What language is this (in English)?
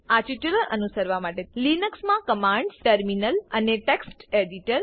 Gujarati